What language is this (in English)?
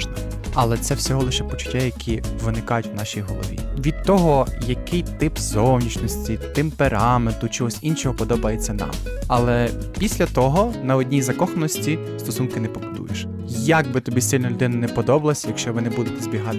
Ukrainian